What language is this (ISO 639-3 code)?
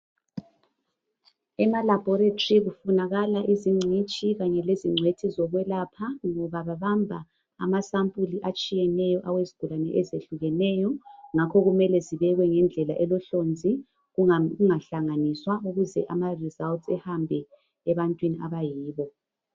nde